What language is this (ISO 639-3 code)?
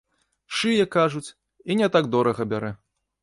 bel